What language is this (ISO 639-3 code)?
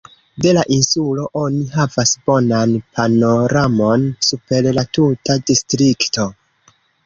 epo